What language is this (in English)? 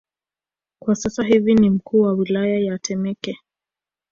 Swahili